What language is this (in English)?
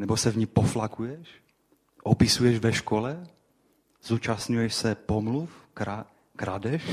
Czech